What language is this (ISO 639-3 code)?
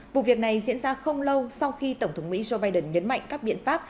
vie